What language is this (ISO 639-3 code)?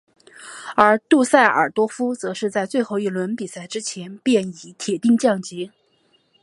zho